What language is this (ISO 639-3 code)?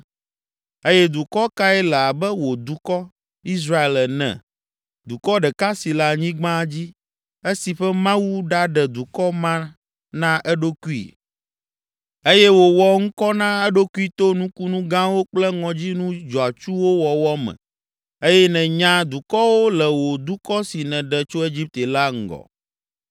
ewe